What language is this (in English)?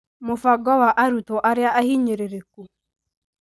Kikuyu